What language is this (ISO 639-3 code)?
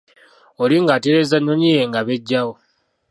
lug